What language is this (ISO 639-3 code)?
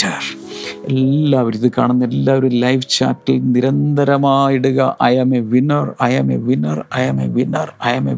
mal